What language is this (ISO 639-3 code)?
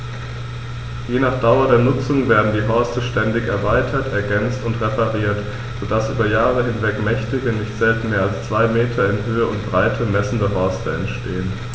deu